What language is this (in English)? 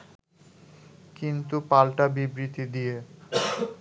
Bangla